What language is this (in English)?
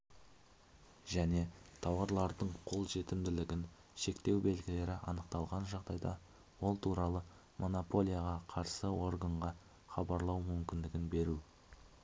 Kazakh